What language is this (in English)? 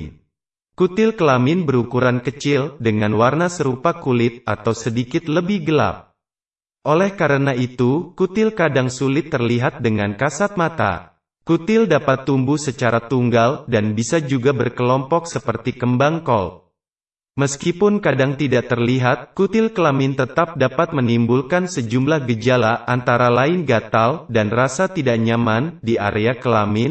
Indonesian